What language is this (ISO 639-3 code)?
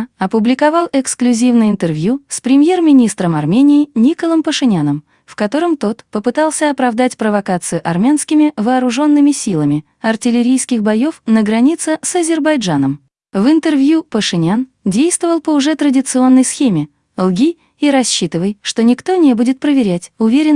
rus